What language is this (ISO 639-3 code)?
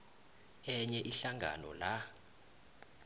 nbl